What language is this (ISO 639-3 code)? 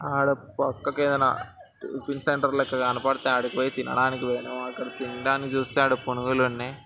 tel